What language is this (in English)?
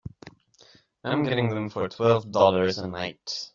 English